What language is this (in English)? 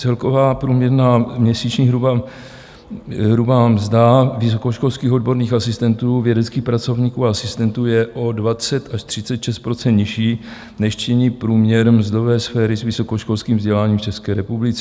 Czech